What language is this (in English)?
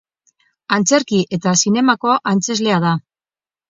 Basque